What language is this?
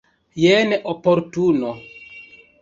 Esperanto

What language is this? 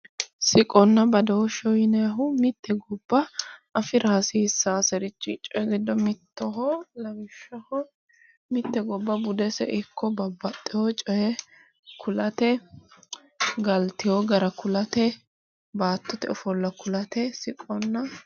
Sidamo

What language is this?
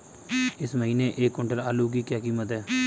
Hindi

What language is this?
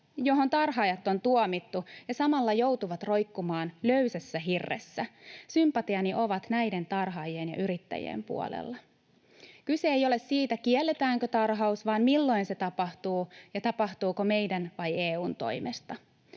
Finnish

